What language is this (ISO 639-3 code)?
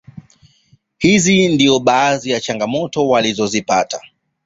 swa